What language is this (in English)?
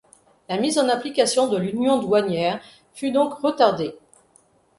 French